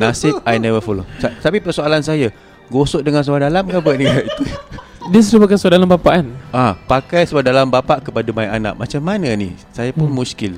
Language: Malay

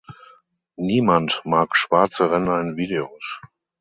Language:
German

